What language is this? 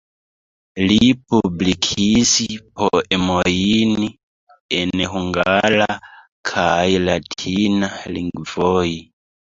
Esperanto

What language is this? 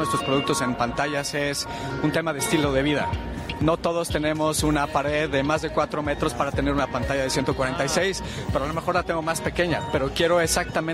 Spanish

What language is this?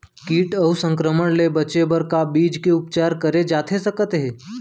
Chhattisgarhi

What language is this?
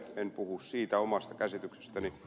Finnish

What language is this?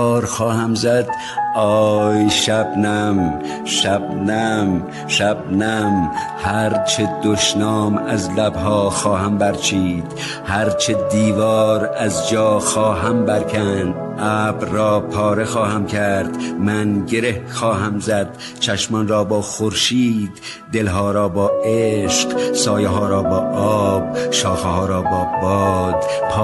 Persian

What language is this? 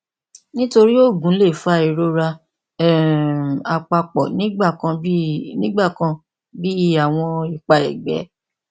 Yoruba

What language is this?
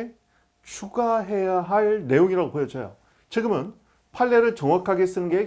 Korean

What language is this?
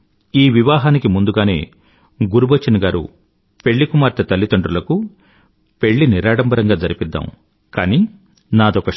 Telugu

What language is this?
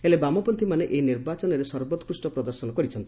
Odia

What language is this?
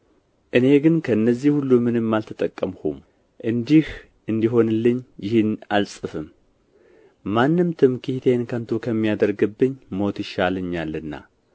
Amharic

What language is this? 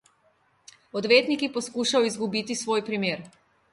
Slovenian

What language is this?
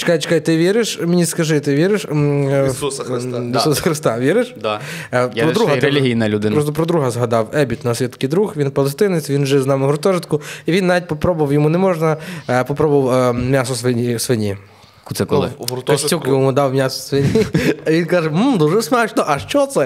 Ukrainian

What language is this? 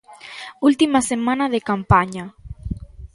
Galician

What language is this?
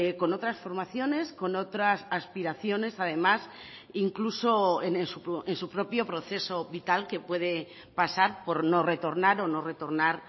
Spanish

